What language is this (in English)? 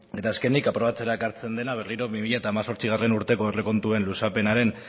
Basque